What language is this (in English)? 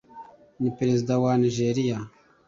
Kinyarwanda